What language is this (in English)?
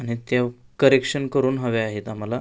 Marathi